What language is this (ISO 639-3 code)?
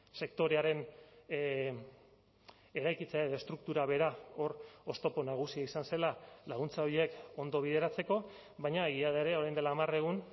eus